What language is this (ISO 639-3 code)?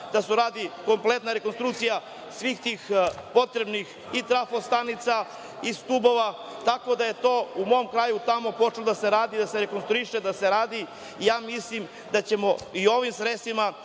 srp